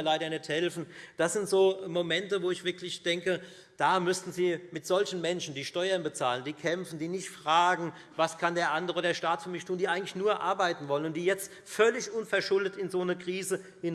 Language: German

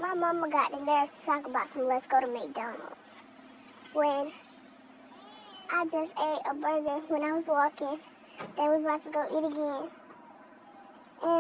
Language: English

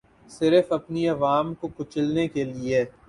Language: Urdu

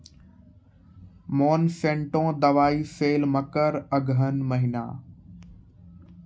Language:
Maithili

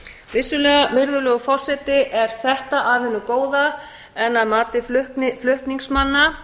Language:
Icelandic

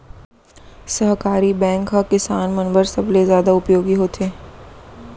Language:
Chhattisgarhi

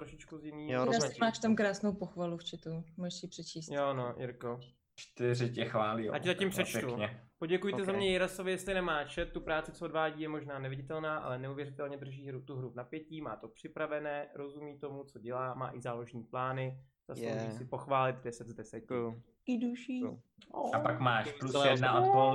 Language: Czech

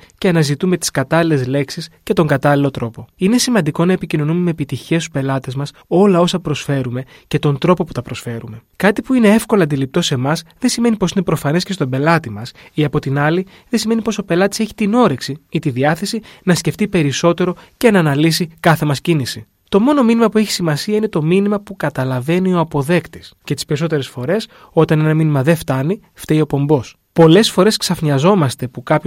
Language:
Greek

